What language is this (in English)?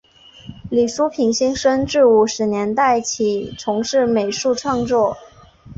Chinese